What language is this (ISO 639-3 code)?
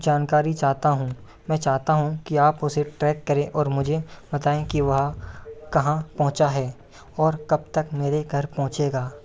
hin